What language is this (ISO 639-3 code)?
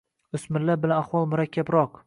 uzb